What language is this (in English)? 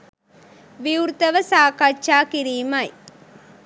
Sinhala